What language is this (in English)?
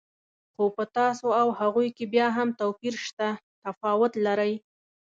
Pashto